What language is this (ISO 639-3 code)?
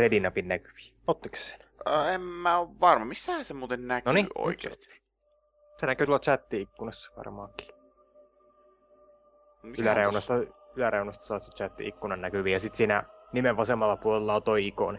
fin